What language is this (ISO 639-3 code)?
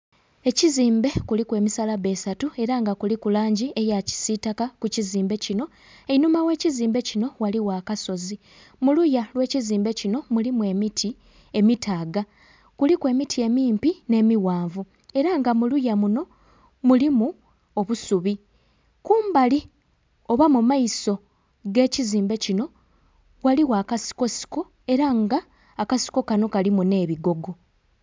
xog